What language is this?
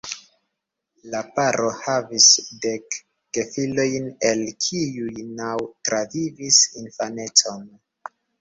Esperanto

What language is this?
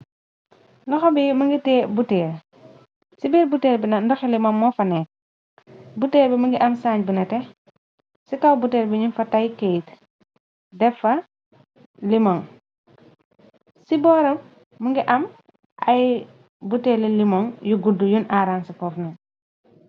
Wolof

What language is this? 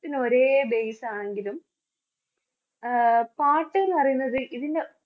Malayalam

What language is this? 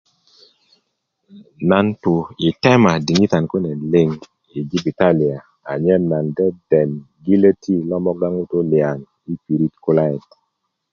Kuku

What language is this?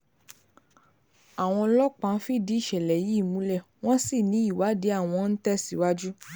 Yoruba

